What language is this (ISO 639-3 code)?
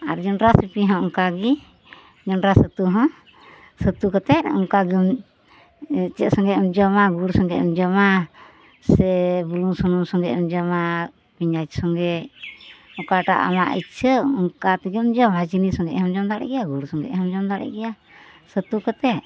sat